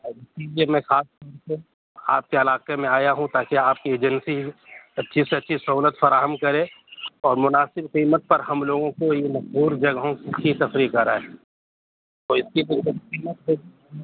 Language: Urdu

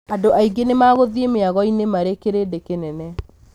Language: Kikuyu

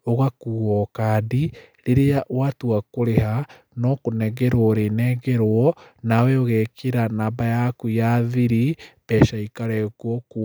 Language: Kikuyu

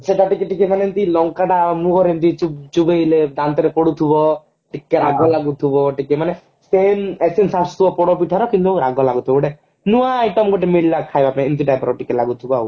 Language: Odia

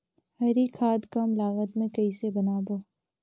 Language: Chhattisgarhi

